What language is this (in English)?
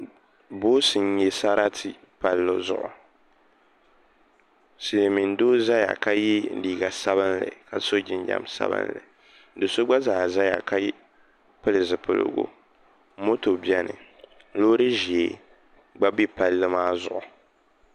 Dagbani